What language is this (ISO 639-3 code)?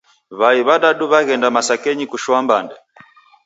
dav